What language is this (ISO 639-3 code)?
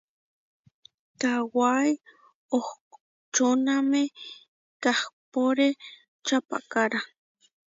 var